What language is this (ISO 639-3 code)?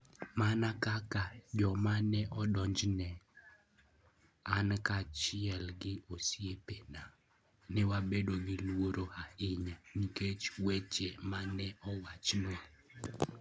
luo